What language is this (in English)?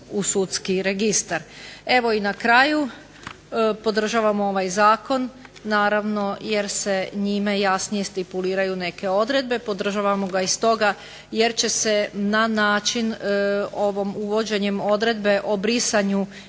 Croatian